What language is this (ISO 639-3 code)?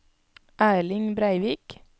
nor